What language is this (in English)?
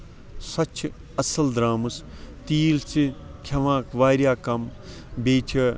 Kashmiri